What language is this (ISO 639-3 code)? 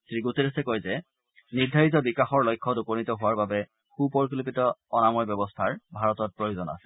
asm